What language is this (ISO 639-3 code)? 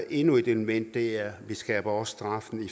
dan